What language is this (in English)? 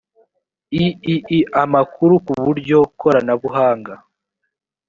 Kinyarwanda